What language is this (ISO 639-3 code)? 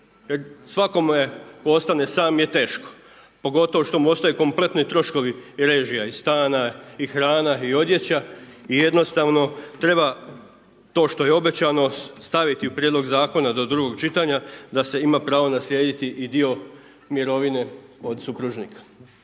hrv